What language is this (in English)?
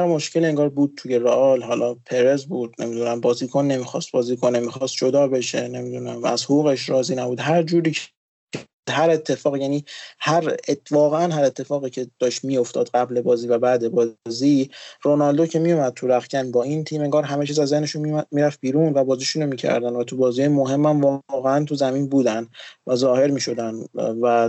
Persian